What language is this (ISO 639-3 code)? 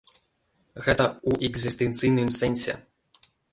bel